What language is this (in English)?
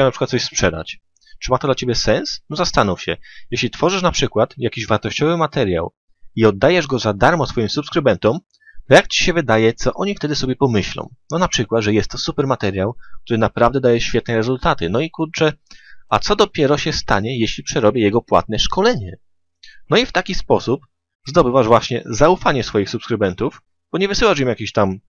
Polish